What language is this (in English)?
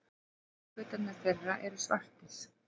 Icelandic